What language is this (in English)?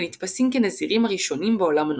Hebrew